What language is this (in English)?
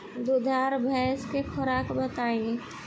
Bhojpuri